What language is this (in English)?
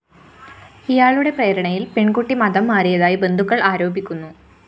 Malayalam